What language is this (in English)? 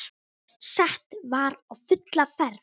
Icelandic